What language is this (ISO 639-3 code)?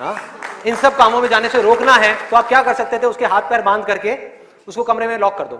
hin